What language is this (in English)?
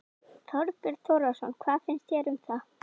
Icelandic